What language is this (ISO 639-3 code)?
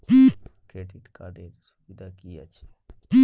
ben